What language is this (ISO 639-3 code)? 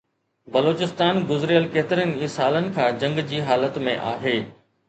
snd